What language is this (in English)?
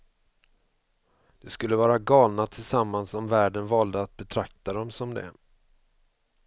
Swedish